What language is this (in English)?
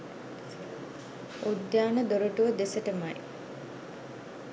Sinhala